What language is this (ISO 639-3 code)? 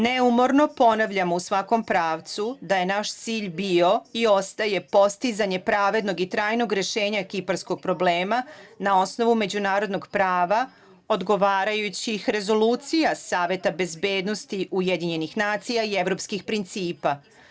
srp